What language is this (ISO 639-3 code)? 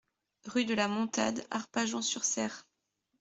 fra